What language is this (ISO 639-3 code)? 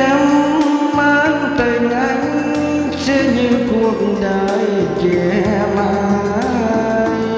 vie